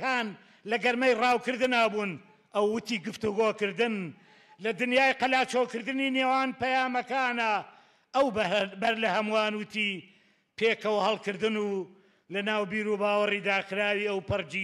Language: Arabic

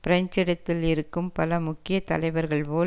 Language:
Tamil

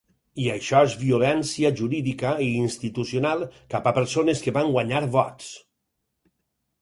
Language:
Catalan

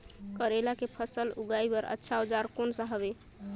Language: Chhattisgarhi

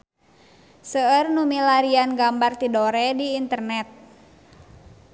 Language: Sundanese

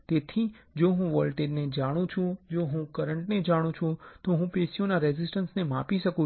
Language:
Gujarati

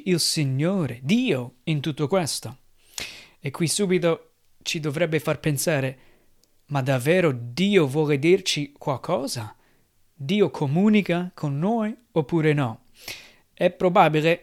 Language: Italian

